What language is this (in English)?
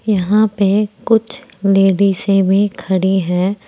Hindi